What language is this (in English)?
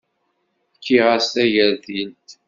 Kabyle